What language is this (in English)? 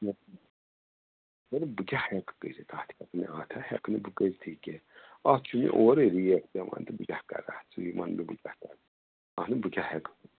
Kashmiri